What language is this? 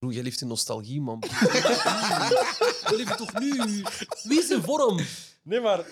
Dutch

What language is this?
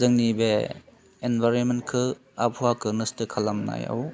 Bodo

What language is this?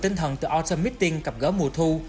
Vietnamese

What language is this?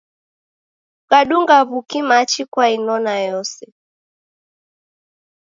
Taita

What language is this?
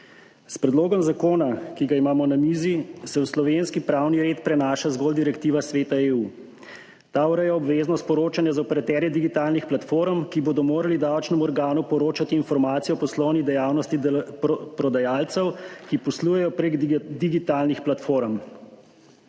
Slovenian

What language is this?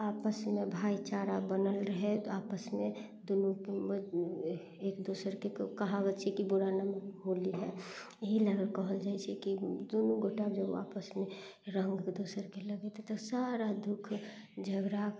Maithili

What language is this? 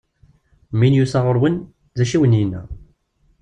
Kabyle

